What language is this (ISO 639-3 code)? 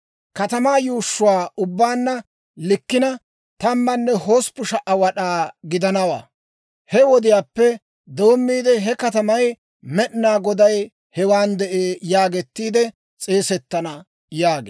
dwr